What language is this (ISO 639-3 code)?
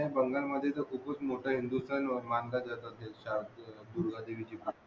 mar